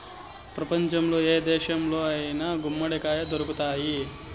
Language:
Telugu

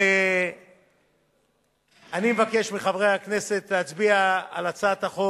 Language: Hebrew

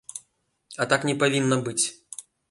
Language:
Belarusian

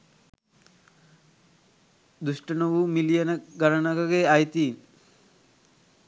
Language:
Sinhala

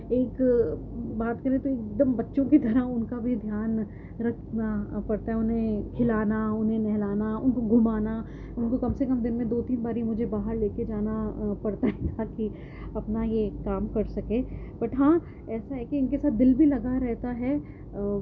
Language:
Urdu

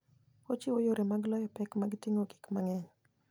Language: Luo (Kenya and Tanzania)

